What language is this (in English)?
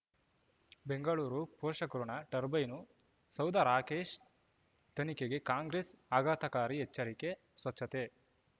Kannada